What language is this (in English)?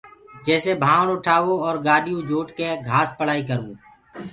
Gurgula